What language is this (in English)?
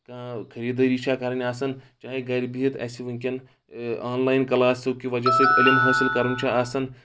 Kashmiri